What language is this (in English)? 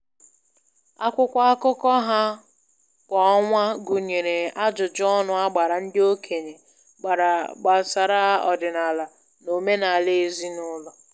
Igbo